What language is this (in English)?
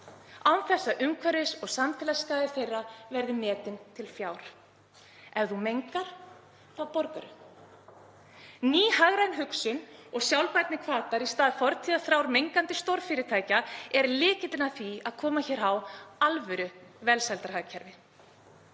Icelandic